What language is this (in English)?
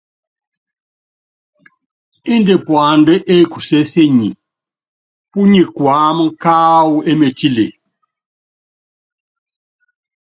Yangben